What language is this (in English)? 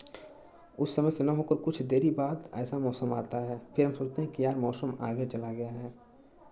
Hindi